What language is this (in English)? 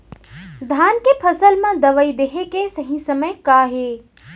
Chhattisgarhi